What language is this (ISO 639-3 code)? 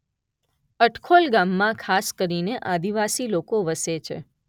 guj